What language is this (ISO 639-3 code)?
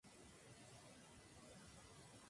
spa